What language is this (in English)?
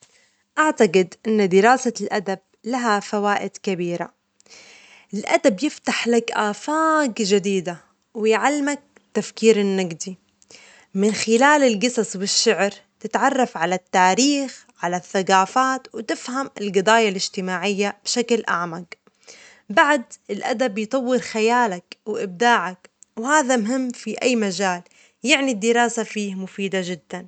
Omani Arabic